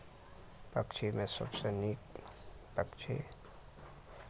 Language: Maithili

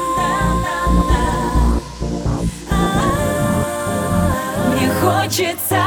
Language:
Russian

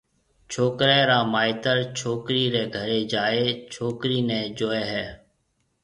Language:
Marwari (Pakistan)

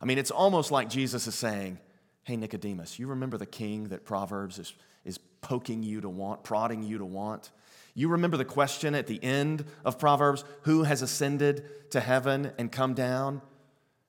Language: English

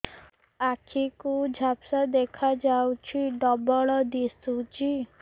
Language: Odia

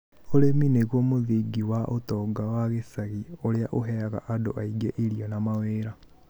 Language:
Kikuyu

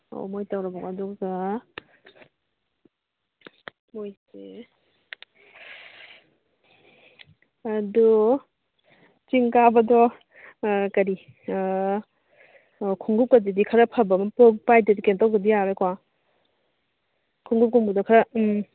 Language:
Manipuri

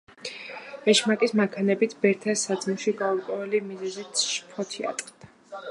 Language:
Georgian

